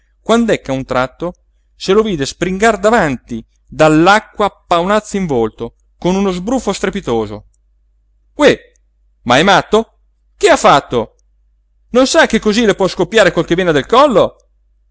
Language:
Italian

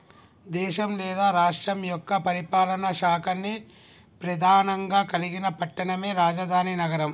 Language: Telugu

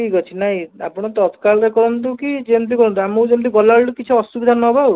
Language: Odia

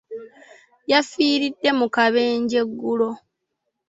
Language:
Ganda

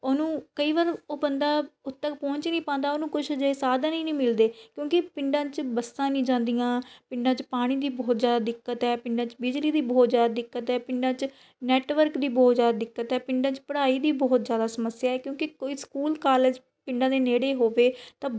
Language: Punjabi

